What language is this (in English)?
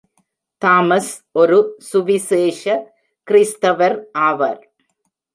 Tamil